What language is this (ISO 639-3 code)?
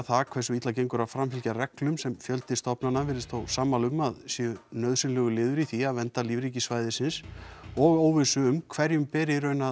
isl